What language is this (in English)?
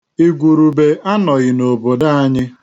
Igbo